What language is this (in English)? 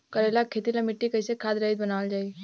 Bhojpuri